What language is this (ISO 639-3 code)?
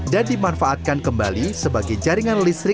ind